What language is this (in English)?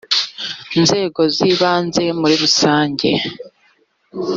Kinyarwanda